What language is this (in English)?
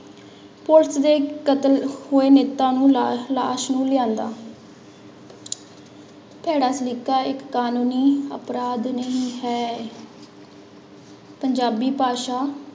Punjabi